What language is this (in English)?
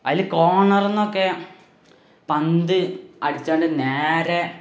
Malayalam